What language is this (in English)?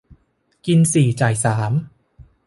Thai